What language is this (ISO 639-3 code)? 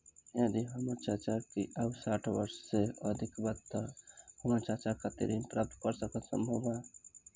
bho